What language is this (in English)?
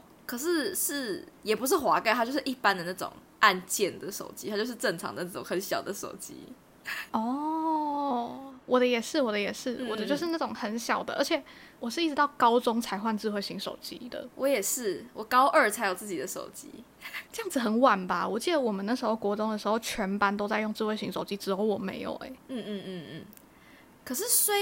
Chinese